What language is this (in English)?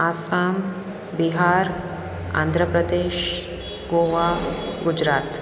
Sindhi